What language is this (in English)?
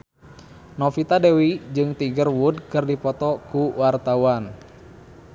Sundanese